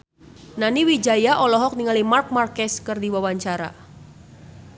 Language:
Sundanese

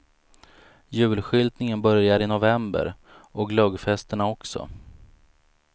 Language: Swedish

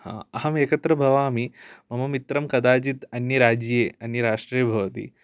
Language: Sanskrit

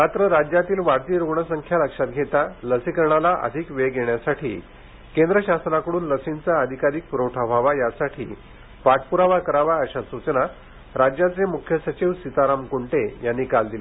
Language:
Marathi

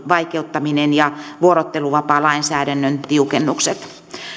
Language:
Finnish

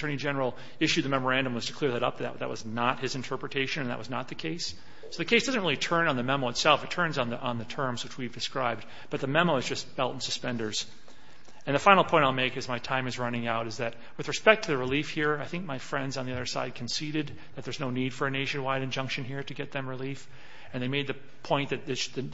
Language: English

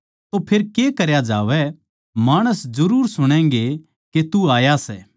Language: Haryanvi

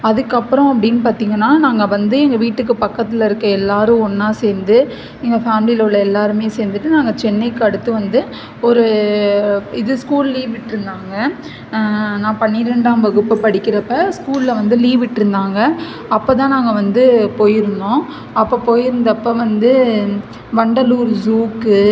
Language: Tamil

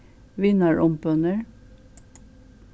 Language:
Faroese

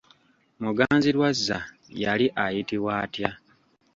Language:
Ganda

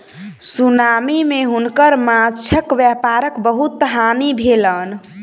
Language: Maithili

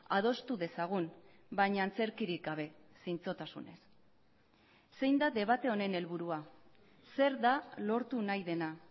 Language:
Basque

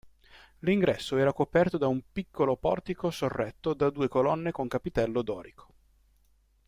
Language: Italian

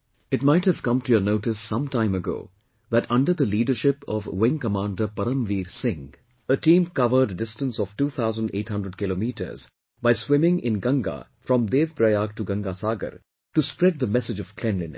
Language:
English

